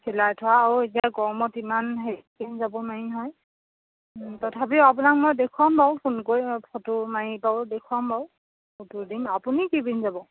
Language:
Assamese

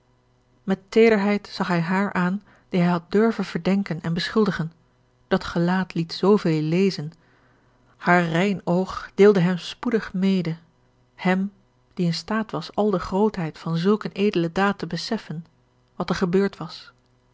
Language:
Dutch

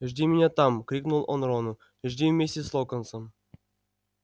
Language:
Russian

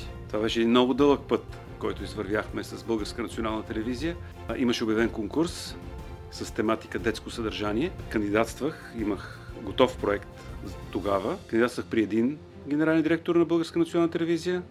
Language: Bulgarian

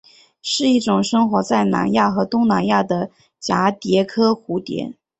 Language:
Chinese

